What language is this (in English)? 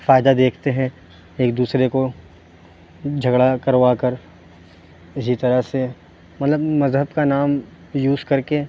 Urdu